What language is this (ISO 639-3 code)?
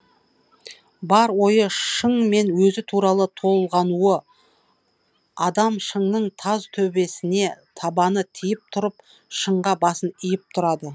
kaz